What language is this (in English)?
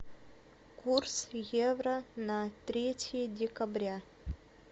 Russian